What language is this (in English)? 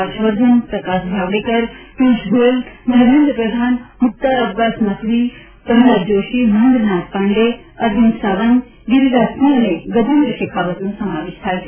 Gujarati